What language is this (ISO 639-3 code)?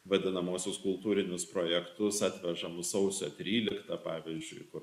lit